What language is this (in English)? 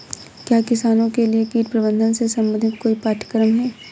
Hindi